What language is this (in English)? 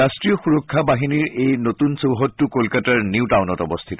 Assamese